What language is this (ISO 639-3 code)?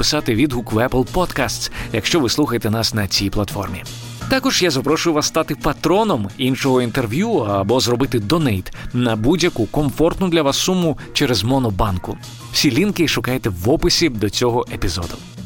ukr